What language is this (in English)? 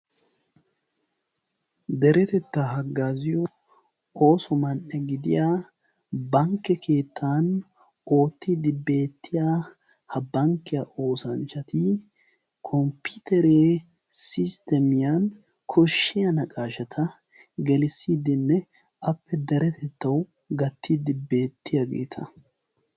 Wolaytta